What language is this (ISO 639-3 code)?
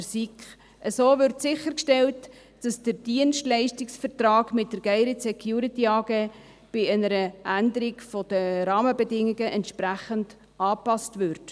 gsw